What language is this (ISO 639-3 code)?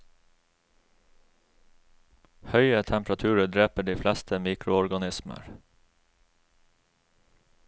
nor